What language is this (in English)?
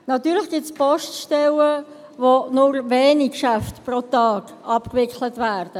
Swiss German